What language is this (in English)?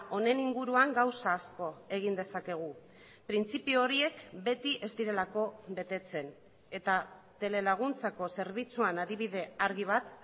Basque